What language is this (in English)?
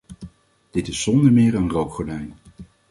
Dutch